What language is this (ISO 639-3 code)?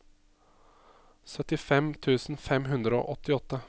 nor